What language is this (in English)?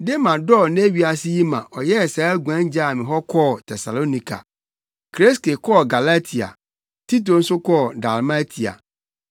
Akan